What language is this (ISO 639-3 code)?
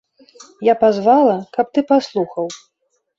bel